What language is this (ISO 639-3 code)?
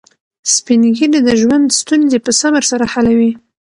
pus